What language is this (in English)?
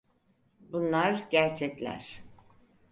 Turkish